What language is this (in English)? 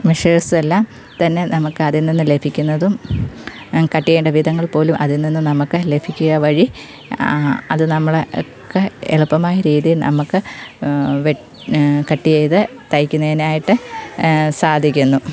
Malayalam